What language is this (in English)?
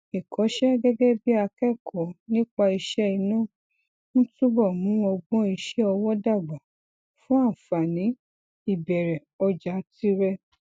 Yoruba